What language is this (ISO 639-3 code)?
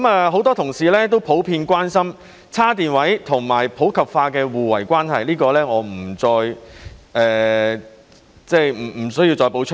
yue